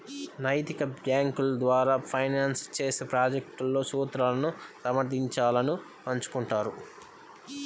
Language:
Telugu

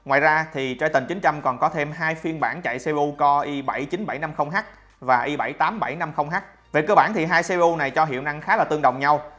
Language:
Vietnamese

